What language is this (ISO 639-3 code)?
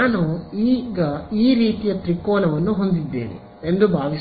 kan